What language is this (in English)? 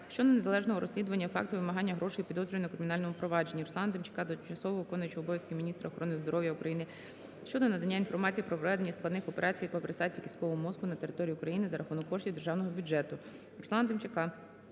Ukrainian